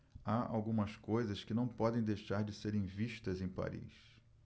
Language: Portuguese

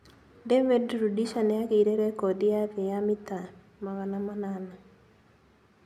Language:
Kikuyu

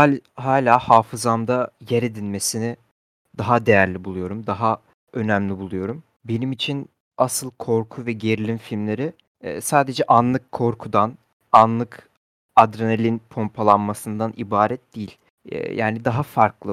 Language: Turkish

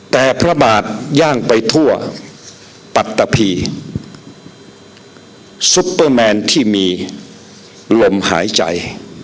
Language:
Thai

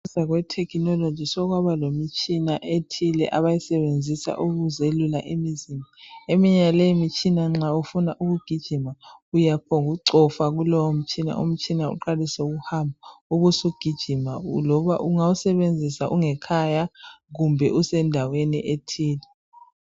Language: North Ndebele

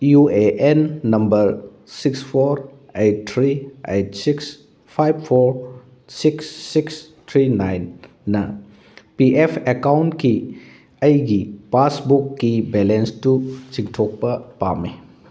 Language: Manipuri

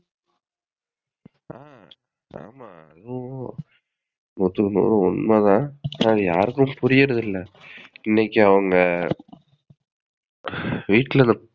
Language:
Tamil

